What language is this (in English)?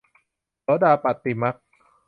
Thai